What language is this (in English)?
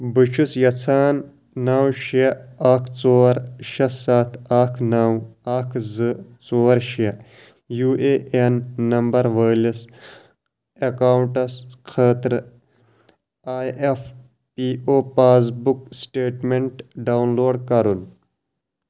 Kashmiri